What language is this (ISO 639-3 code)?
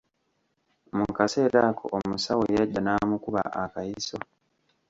lug